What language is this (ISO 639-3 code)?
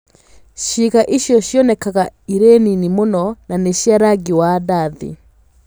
kik